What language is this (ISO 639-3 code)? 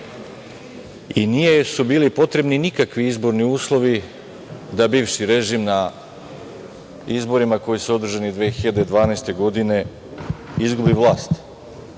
srp